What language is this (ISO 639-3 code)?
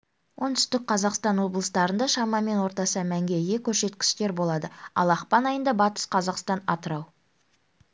kaz